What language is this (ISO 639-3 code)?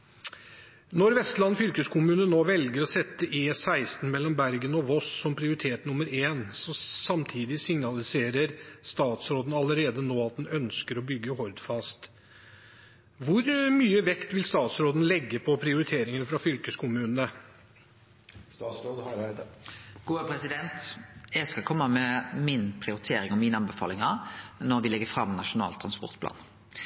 nor